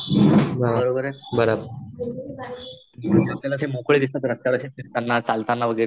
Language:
Marathi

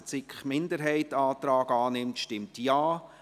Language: Swiss German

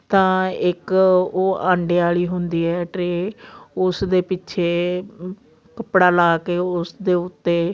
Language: Punjabi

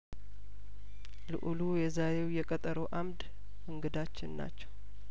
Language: Amharic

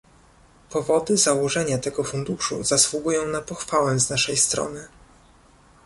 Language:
Polish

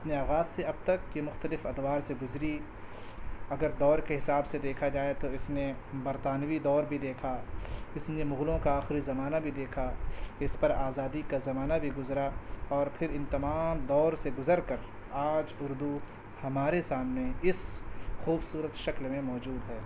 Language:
Urdu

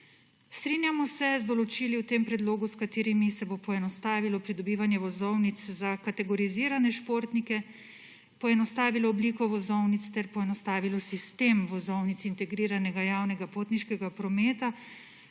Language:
Slovenian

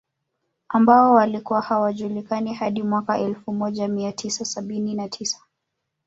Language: Swahili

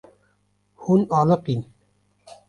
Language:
Kurdish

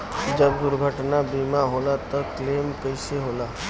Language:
Bhojpuri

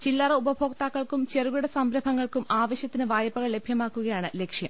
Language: Malayalam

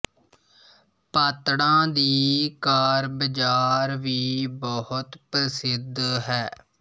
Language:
Punjabi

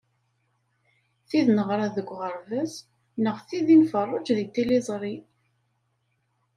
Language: Kabyle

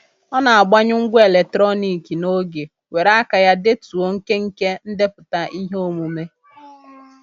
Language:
Igbo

